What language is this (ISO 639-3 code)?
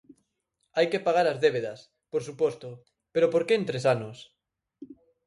glg